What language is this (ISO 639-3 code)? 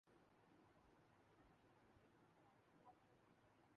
urd